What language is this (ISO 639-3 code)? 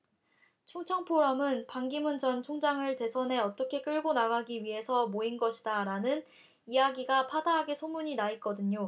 kor